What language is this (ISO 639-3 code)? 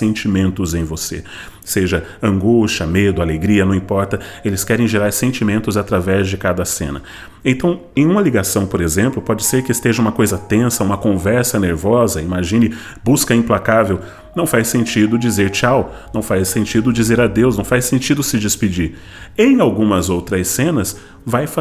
por